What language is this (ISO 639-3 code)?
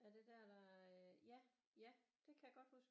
dan